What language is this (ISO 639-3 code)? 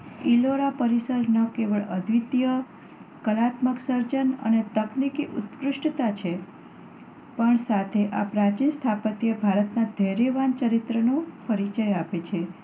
guj